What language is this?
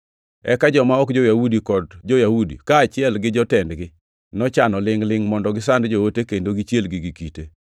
Luo (Kenya and Tanzania)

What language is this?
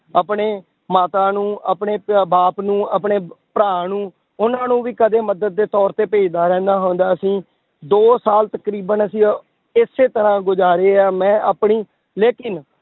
Punjabi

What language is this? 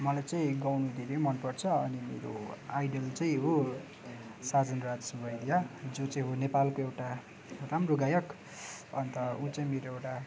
Nepali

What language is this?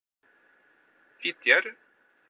Norwegian Bokmål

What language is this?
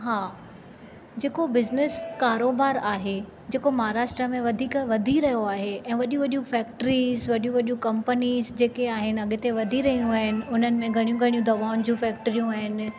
Sindhi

